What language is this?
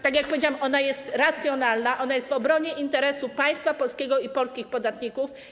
Polish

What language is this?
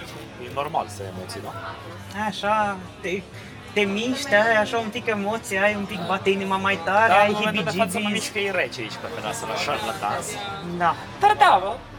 Romanian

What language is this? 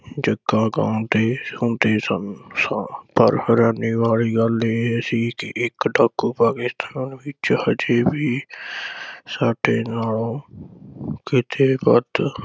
Punjabi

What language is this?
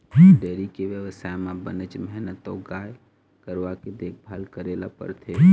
Chhattisgarhi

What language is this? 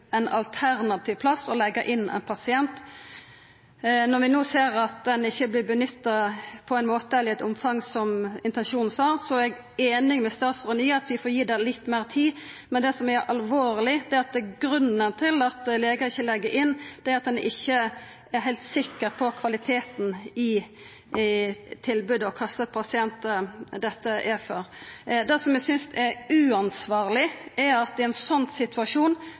Norwegian Nynorsk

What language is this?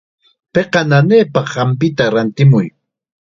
Chiquián Ancash Quechua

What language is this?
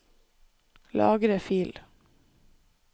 Norwegian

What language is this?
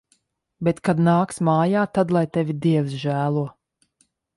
Latvian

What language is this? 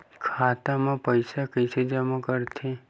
Chhattisgarhi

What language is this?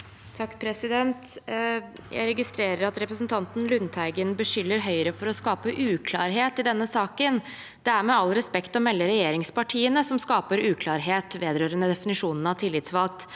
Norwegian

